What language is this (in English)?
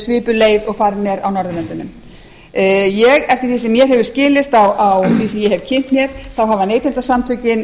Icelandic